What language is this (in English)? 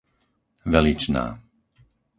Slovak